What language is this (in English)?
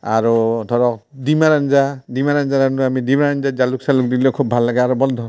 Assamese